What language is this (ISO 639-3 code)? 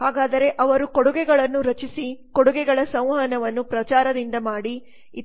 kan